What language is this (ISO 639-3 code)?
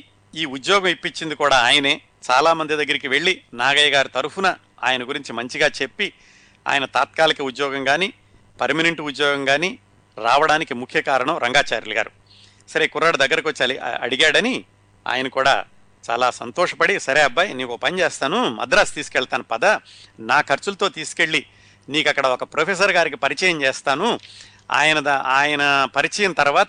tel